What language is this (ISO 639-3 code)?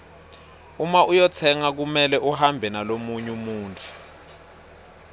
ssw